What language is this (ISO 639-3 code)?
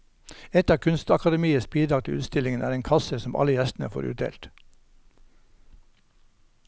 nor